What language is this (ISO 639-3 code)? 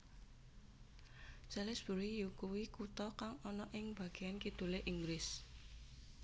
jav